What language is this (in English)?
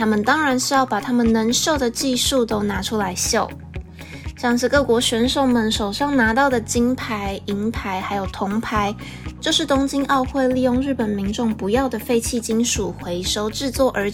Chinese